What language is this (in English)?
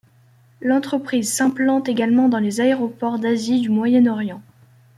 French